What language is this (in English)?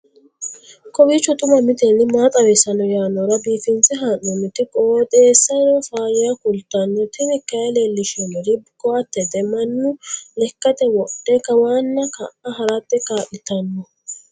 Sidamo